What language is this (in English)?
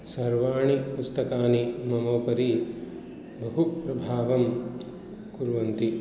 Sanskrit